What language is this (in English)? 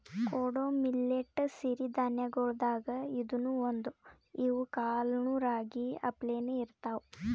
Kannada